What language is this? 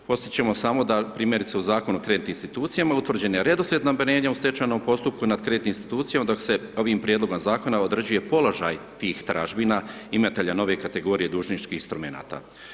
Croatian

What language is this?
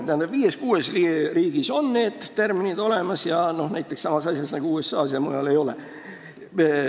Estonian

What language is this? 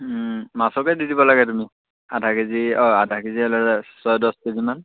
Assamese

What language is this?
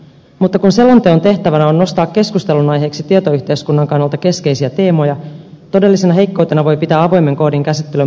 Finnish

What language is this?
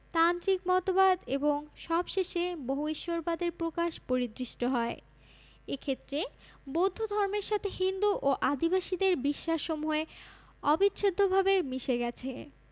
Bangla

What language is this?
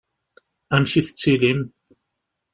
Kabyle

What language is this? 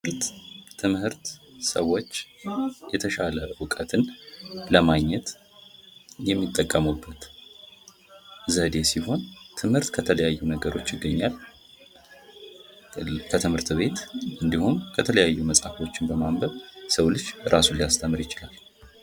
Amharic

